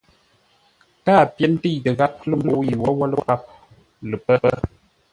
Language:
Ngombale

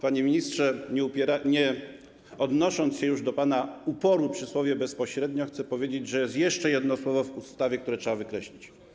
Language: Polish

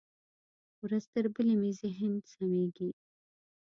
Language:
Pashto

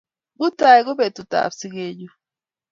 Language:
Kalenjin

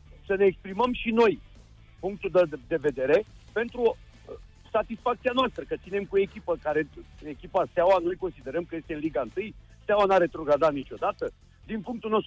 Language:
Romanian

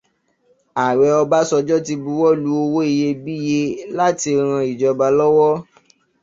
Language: Yoruba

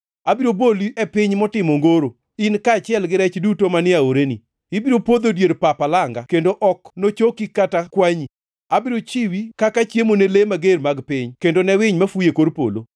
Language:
Luo (Kenya and Tanzania)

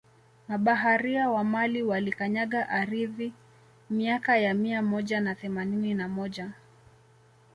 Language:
Swahili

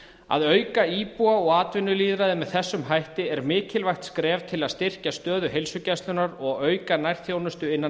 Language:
Icelandic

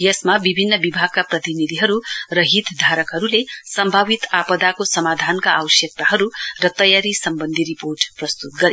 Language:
Nepali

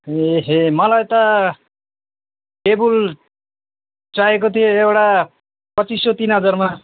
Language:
Nepali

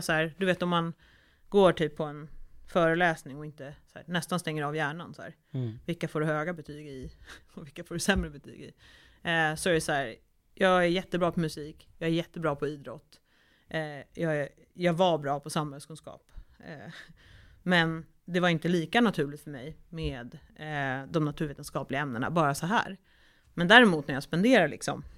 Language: Swedish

